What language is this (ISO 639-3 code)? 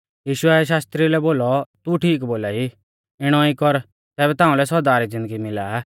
bfz